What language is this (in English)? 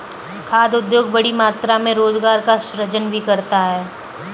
Hindi